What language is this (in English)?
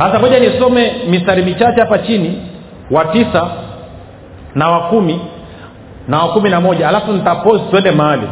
Swahili